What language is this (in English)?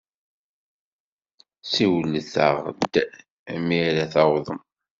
Kabyle